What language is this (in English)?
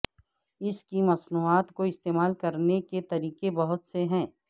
Urdu